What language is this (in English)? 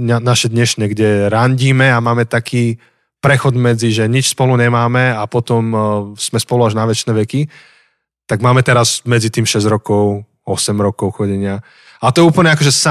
Slovak